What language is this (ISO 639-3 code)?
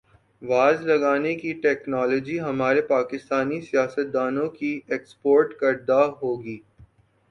urd